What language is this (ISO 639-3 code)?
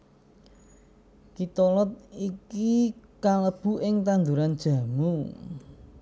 jav